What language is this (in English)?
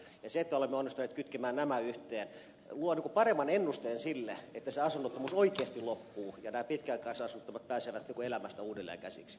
Finnish